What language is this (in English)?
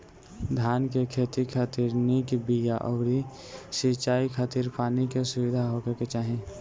Bhojpuri